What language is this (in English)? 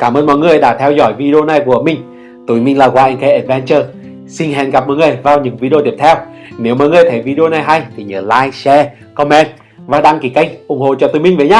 Vietnamese